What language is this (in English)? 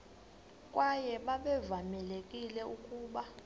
Xhosa